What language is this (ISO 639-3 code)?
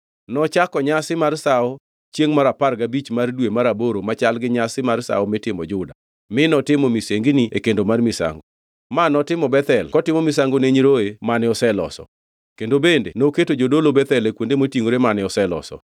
luo